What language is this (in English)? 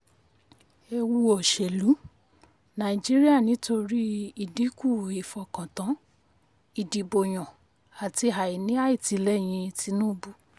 Yoruba